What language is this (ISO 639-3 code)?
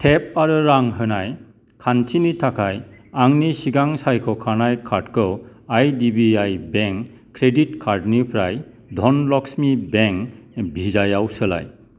brx